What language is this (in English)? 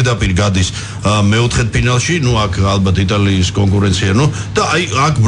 Romanian